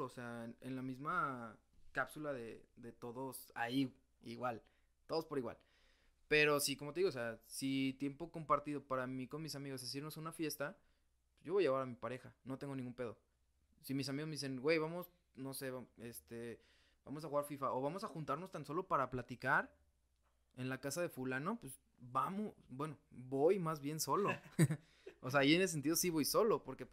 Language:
Spanish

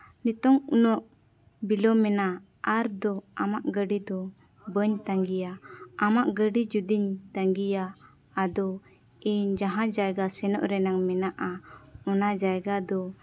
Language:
Santali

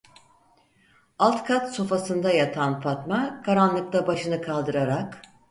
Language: Turkish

